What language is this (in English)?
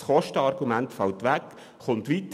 Swiss German